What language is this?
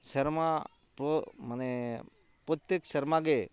Santali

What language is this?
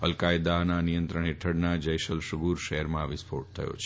Gujarati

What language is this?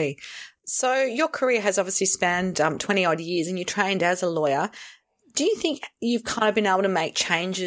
English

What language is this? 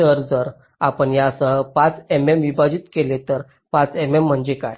Marathi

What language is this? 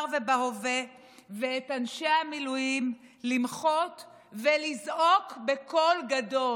Hebrew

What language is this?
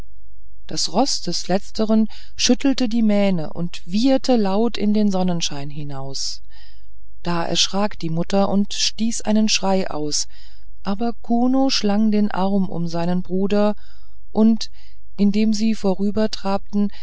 German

